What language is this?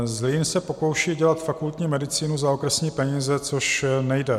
Czech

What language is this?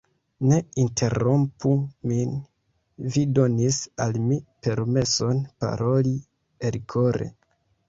Esperanto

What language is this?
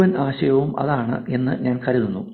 Malayalam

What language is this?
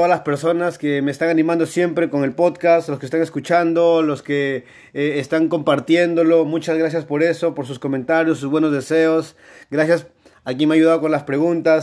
Spanish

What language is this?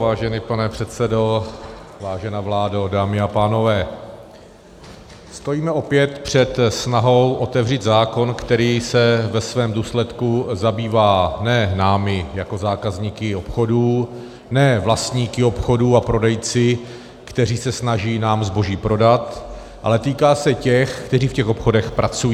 Czech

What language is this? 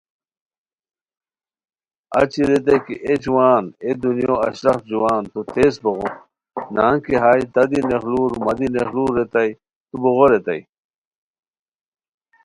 Khowar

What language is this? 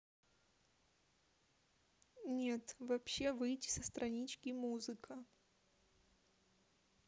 Russian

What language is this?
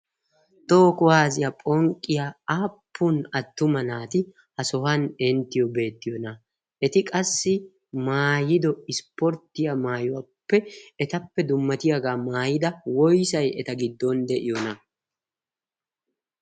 Wolaytta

